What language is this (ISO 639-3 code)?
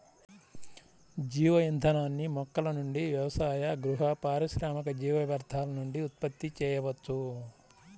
tel